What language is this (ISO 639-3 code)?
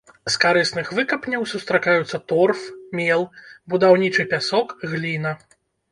bel